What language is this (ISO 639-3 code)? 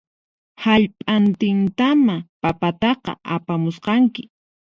qxp